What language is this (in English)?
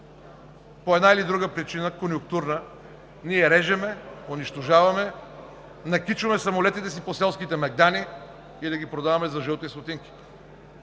Bulgarian